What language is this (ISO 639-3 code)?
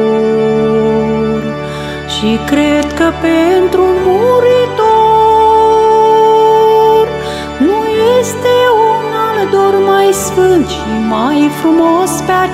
ron